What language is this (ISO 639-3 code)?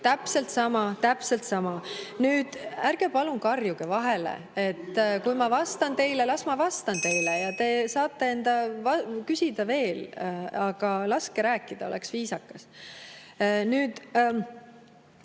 est